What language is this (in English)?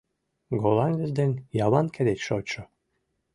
Mari